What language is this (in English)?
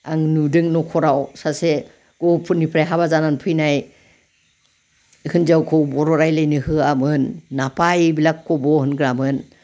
Bodo